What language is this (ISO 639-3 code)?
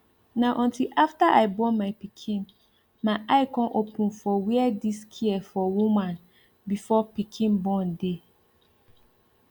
pcm